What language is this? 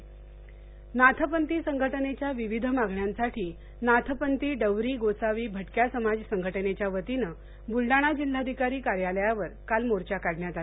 Marathi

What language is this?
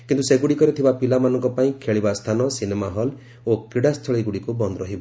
Odia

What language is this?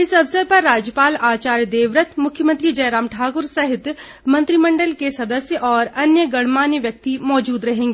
Hindi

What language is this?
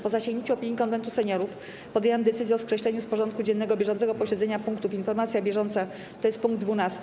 Polish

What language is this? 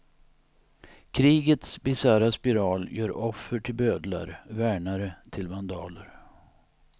Swedish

